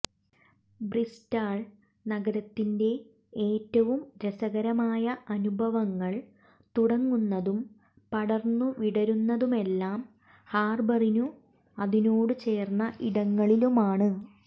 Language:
Malayalam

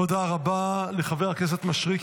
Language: Hebrew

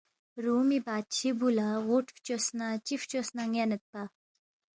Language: Balti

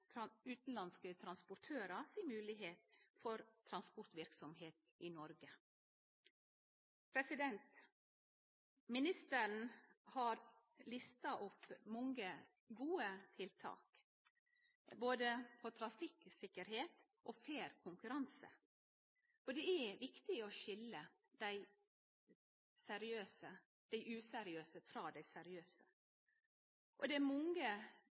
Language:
Norwegian Nynorsk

